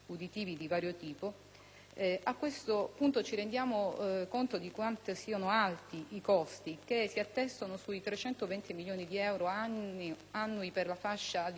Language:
Italian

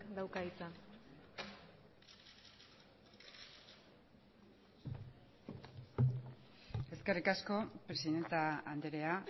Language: Basque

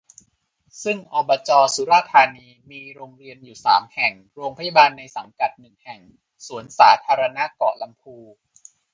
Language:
Thai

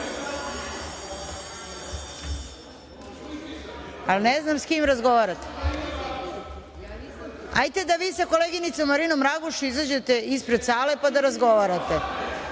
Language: Serbian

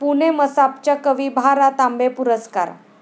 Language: Marathi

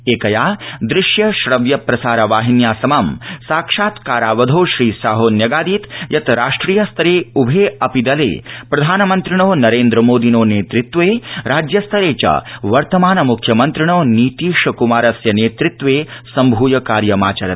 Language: Sanskrit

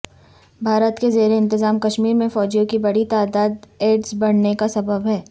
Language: Urdu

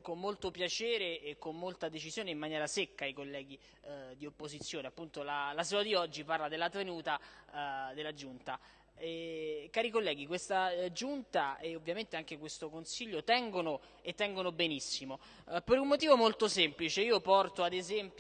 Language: Italian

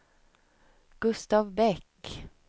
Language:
Swedish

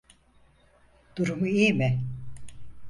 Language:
Turkish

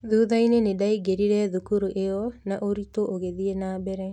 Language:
Kikuyu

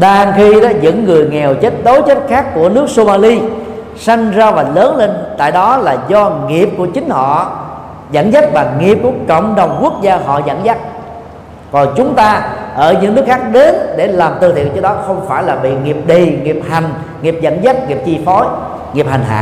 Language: Vietnamese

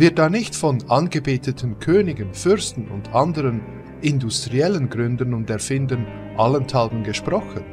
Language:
German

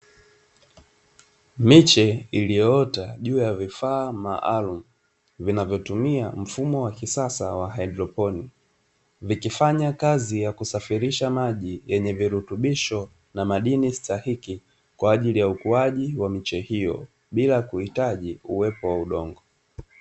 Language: Swahili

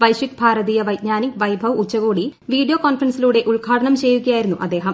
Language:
Malayalam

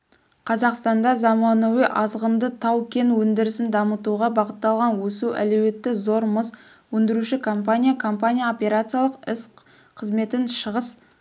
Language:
Kazakh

